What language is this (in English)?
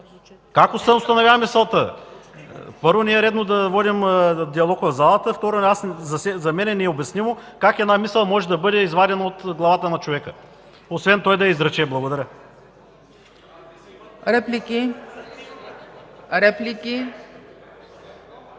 Bulgarian